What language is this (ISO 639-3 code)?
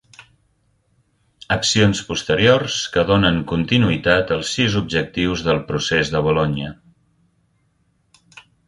cat